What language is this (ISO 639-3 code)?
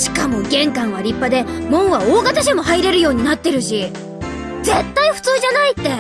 jpn